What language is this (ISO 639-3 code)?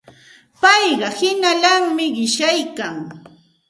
qxt